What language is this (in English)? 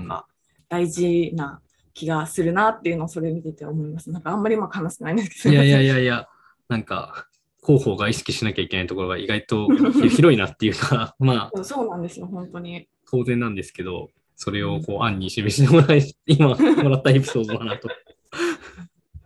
Japanese